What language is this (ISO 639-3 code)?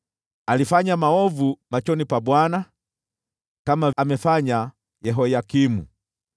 swa